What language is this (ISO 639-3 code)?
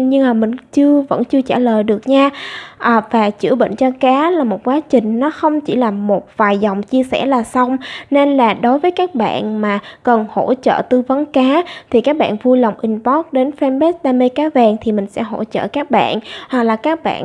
vie